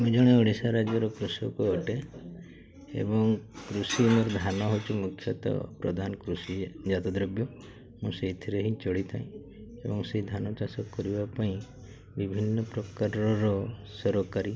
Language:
Odia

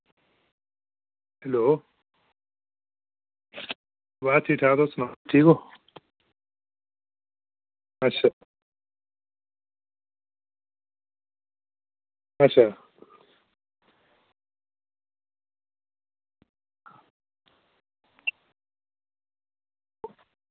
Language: Dogri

